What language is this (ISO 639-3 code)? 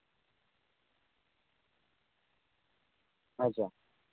sat